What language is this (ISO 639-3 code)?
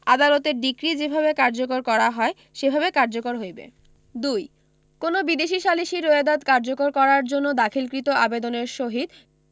ben